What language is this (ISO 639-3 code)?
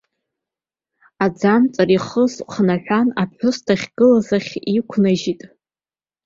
abk